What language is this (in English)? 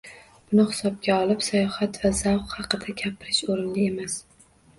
Uzbek